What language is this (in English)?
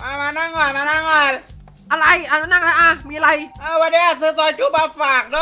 Thai